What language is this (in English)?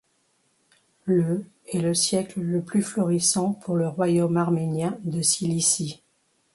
French